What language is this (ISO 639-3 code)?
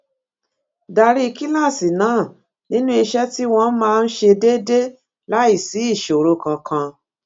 yor